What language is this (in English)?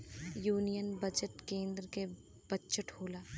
Bhojpuri